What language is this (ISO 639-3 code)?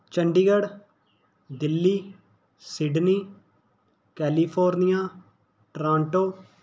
pan